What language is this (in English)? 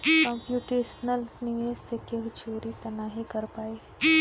Bhojpuri